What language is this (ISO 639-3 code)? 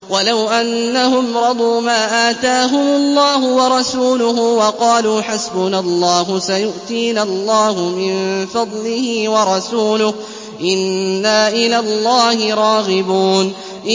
ara